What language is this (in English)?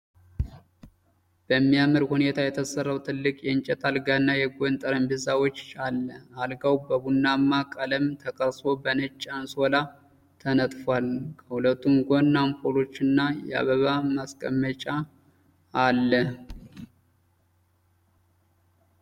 Amharic